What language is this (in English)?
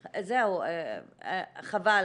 Hebrew